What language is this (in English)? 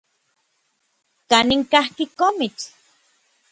Orizaba Nahuatl